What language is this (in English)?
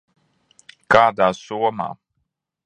Latvian